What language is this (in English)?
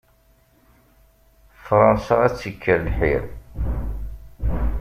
Kabyle